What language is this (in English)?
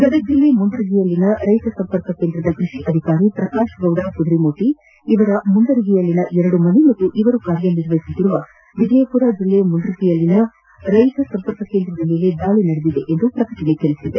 Kannada